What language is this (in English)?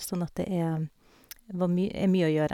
Norwegian